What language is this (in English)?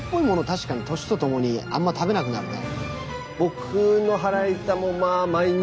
Japanese